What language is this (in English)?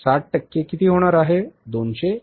Marathi